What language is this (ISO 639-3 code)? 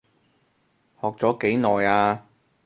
yue